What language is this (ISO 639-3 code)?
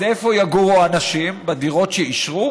heb